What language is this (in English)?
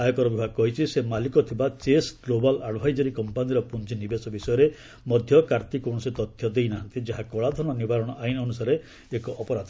Odia